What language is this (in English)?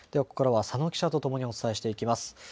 Japanese